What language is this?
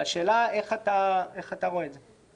Hebrew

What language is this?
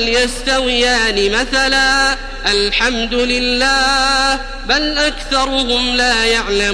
Arabic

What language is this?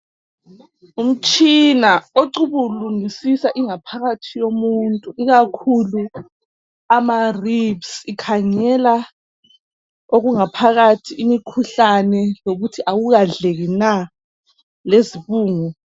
North Ndebele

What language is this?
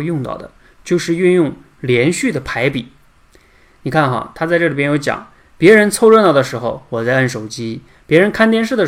Chinese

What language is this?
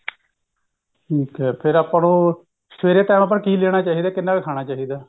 Punjabi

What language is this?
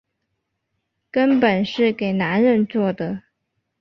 Chinese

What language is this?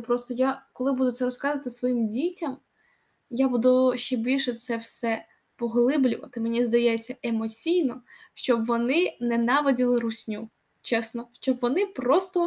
Ukrainian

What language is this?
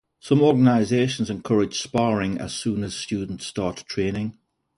English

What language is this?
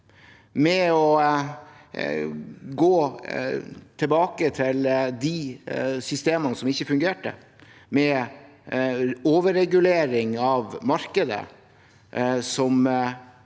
Norwegian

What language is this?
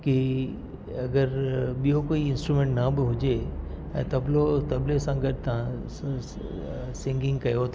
Sindhi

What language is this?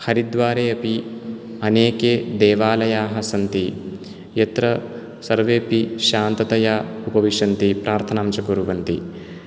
Sanskrit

